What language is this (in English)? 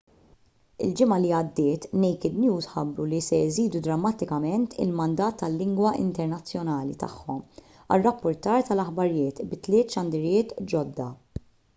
Maltese